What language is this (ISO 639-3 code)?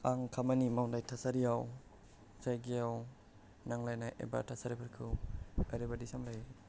brx